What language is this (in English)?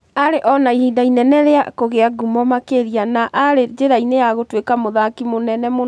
Kikuyu